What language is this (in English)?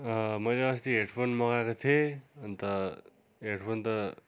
Nepali